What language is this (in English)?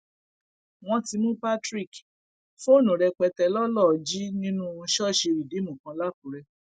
Yoruba